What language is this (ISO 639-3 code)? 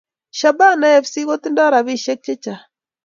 kln